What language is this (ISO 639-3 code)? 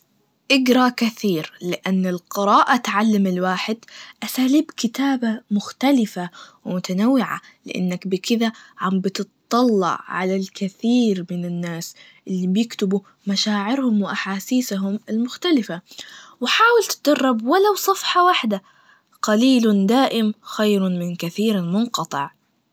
ars